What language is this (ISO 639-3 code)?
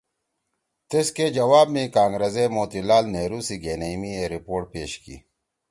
trw